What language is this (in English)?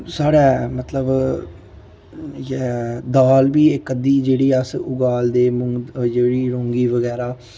Dogri